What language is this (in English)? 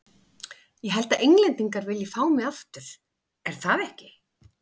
Icelandic